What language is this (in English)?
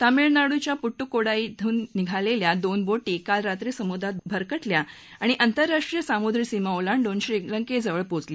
Marathi